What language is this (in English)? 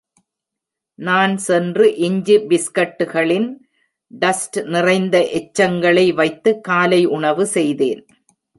Tamil